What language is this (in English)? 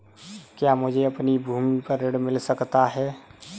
Hindi